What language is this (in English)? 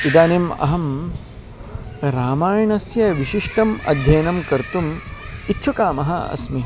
Sanskrit